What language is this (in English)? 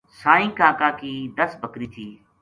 Gujari